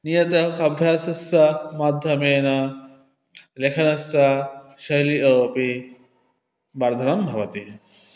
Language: Sanskrit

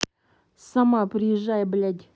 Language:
Russian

